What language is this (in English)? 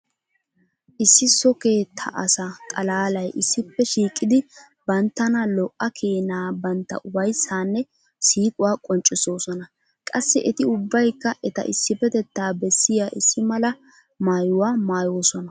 Wolaytta